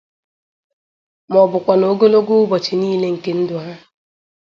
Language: Igbo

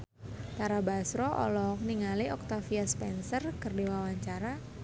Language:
Sundanese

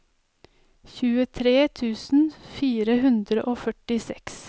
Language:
Norwegian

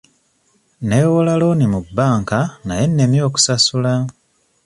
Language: Ganda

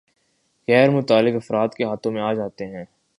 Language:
Urdu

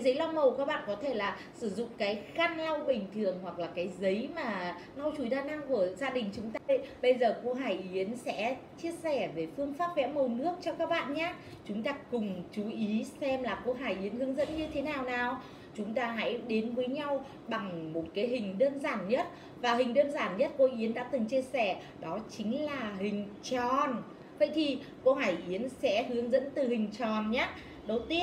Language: Vietnamese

